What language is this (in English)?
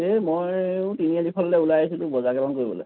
Assamese